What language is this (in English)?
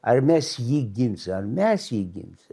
Lithuanian